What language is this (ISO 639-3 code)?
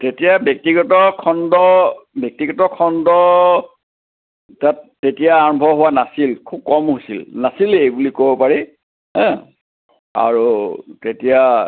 asm